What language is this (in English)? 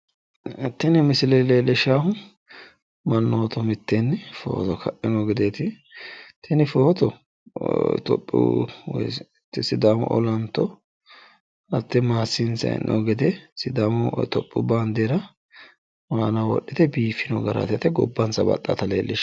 Sidamo